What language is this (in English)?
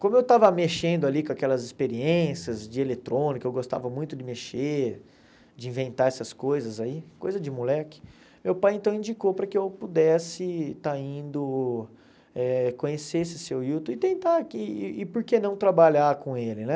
Portuguese